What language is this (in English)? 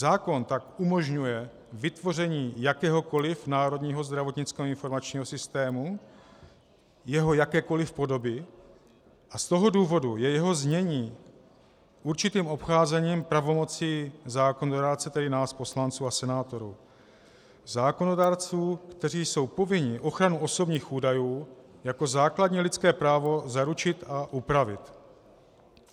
Czech